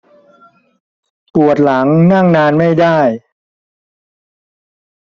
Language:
Thai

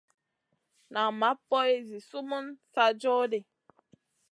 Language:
Masana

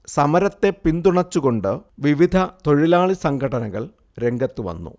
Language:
Malayalam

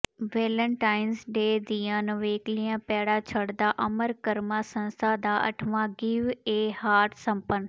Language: Punjabi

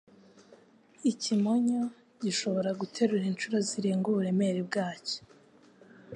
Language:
Kinyarwanda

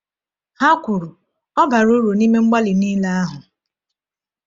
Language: Igbo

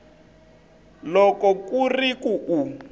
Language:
Tsonga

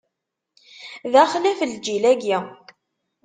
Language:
Kabyle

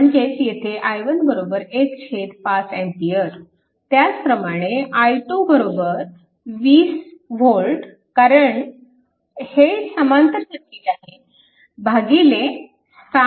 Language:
Marathi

